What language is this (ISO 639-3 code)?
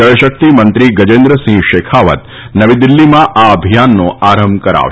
guj